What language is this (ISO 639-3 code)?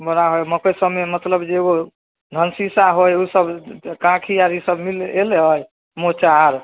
mai